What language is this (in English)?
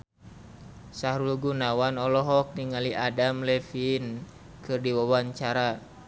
Sundanese